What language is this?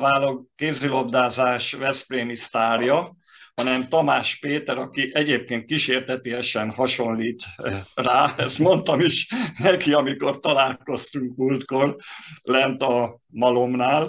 Hungarian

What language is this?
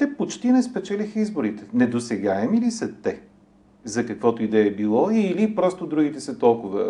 Bulgarian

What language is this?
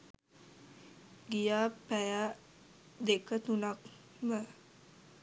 Sinhala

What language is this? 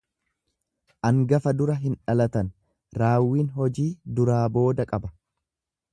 Oromo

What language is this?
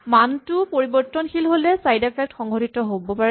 Assamese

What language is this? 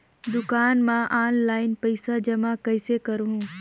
Chhattisgarhi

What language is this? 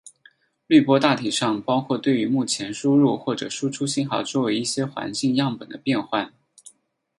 Chinese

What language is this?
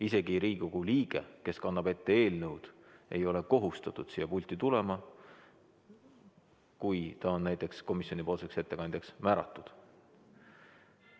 Estonian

